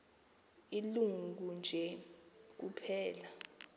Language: Xhosa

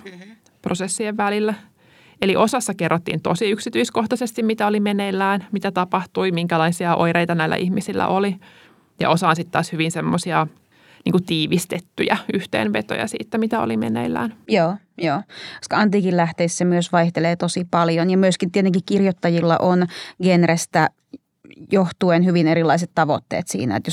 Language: Finnish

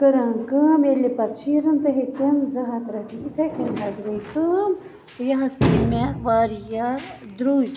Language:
Kashmiri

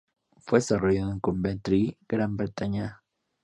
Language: Spanish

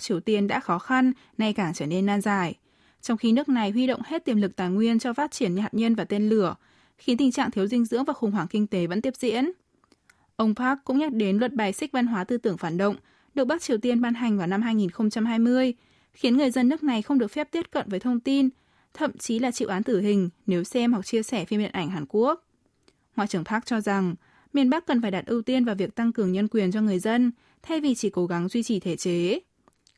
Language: Vietnamese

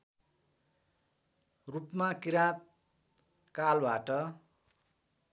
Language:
Nepali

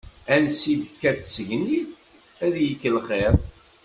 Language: Kabyle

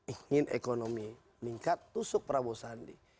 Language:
Indonesian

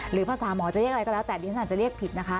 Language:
Thai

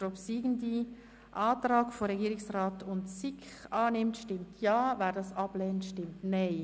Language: Swiss German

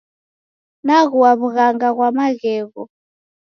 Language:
Taita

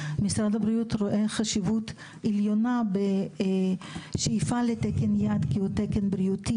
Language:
Hebrew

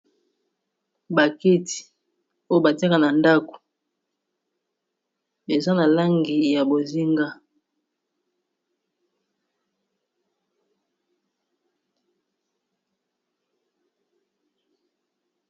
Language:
Lingala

